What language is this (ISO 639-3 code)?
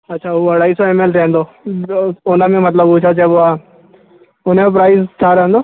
snd